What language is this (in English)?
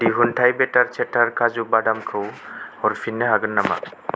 Bodo